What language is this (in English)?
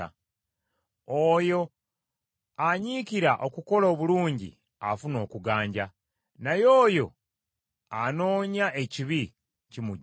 Ganda